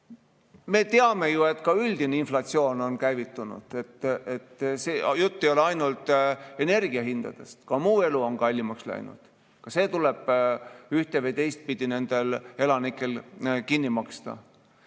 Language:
Estonian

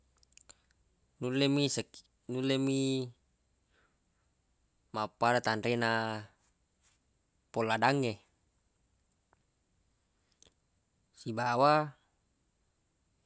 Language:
Buginese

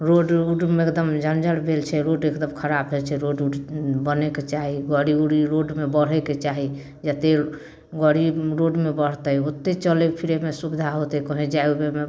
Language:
Maithili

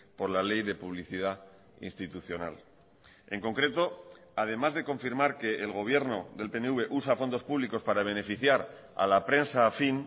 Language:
Spanish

